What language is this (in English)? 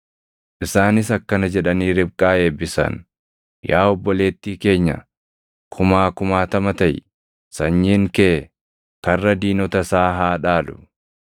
Oromo